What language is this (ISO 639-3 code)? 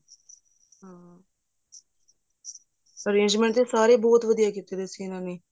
pan